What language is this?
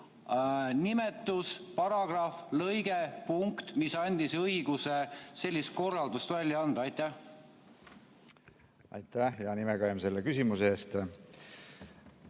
Estonian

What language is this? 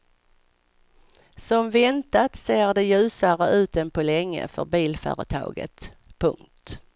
Swedish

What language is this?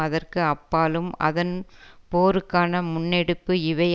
Tamil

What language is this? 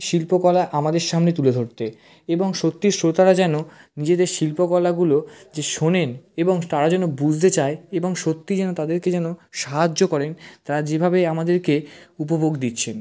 Bangla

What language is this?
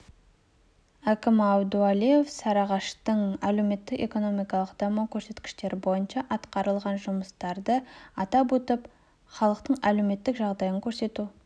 Kazakh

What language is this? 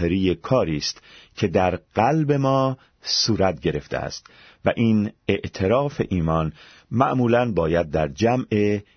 Persian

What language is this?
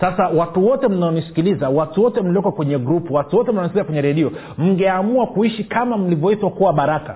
Swahili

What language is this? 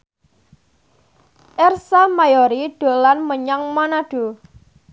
Javanese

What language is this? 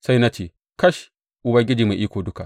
Hausa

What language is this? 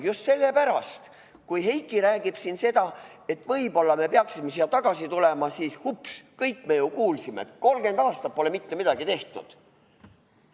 Estonian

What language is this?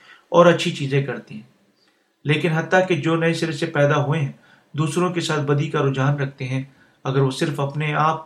Urdu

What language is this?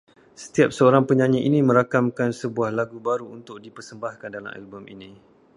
Malay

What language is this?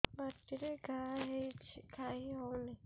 Odia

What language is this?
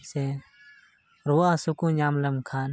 Santali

